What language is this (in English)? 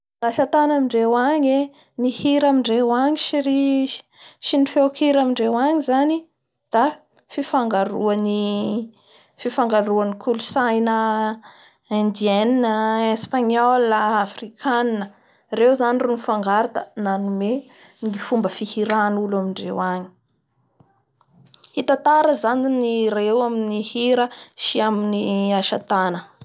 Bara Malagasy